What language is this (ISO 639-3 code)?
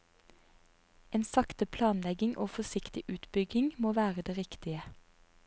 nor